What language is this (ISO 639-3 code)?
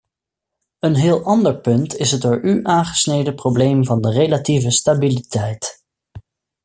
nld